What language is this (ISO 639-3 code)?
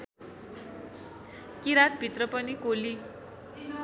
nep